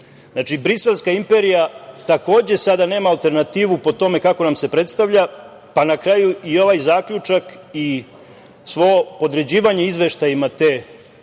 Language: Serbian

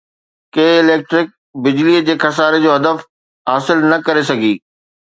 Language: Sindhi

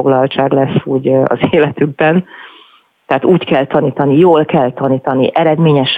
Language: Hungarian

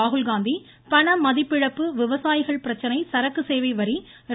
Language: Tamil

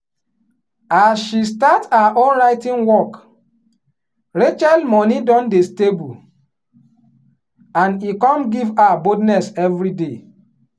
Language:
Nigerian Pidgin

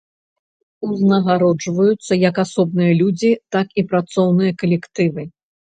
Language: Belarusian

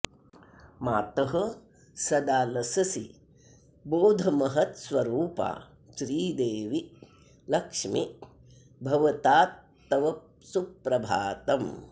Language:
Sanskrit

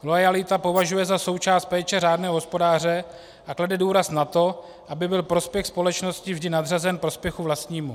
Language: Czech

